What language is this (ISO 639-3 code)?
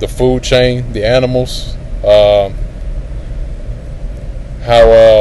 eng